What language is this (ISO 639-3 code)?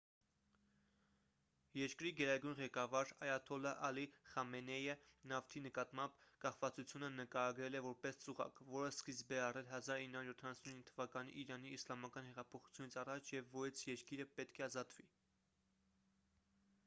hye